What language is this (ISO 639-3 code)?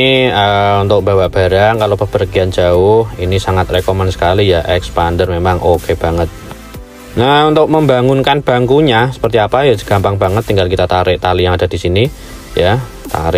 ind